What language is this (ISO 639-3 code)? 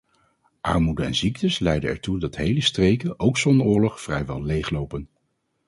nld